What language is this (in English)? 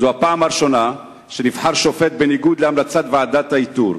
Hebrew